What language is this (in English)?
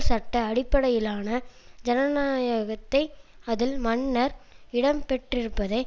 Tamil